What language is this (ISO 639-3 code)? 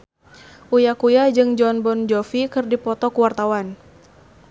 sun